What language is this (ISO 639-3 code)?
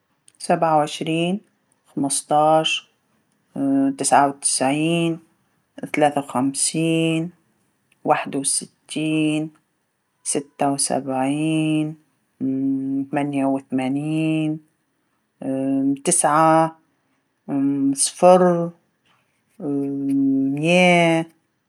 aeb